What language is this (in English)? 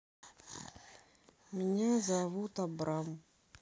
Russian